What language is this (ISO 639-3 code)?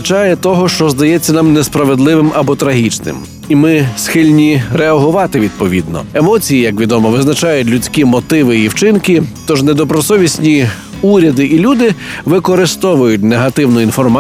ukr